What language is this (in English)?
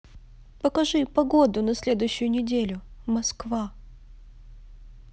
Russian